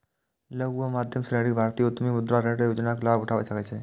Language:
Maithili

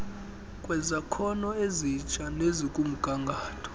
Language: Xhosa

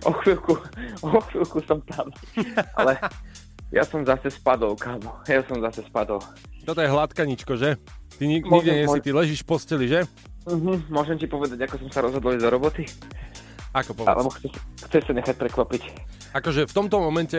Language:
Slovak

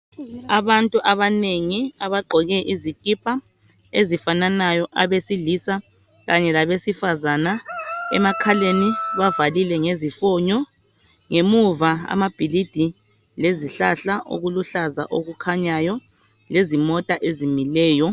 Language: North Ndebele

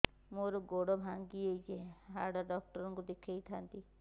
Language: Odia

